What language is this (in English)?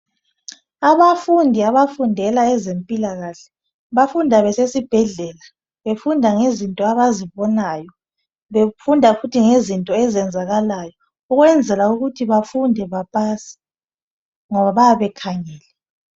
North Ndebele